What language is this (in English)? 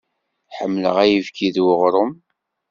Kabyle